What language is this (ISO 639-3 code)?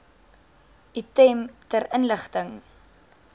afr